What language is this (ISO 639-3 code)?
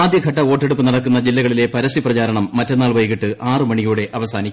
mal